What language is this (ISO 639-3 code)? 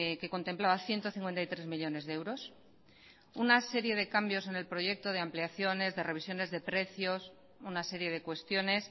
spa